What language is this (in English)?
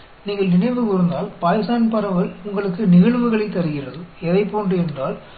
Hindi